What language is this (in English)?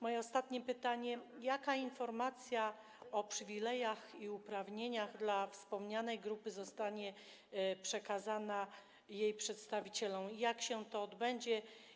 Polish